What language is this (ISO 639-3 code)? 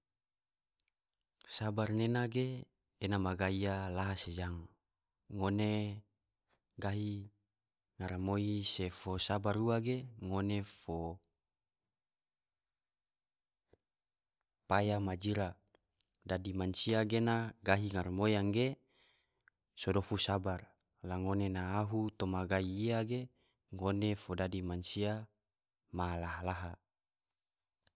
tvo